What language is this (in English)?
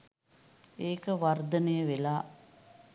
Sinhala